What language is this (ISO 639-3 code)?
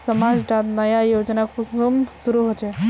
mag